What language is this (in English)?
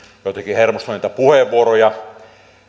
Finnish